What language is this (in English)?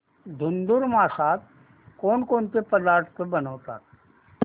Marathi